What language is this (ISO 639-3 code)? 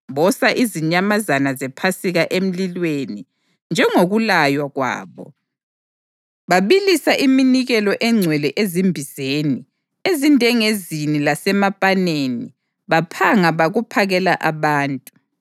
nde